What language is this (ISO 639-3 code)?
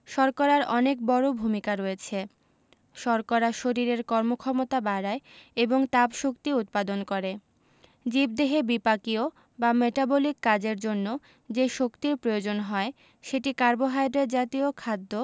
ben